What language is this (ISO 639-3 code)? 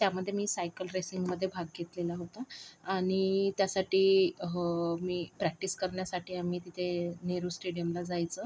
mar